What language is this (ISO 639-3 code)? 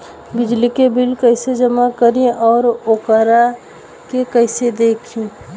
bho